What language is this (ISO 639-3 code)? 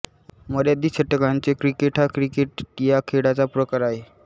mar